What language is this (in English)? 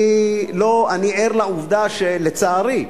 Hebrew